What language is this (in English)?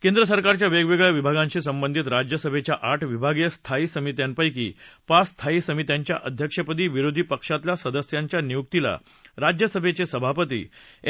Marathi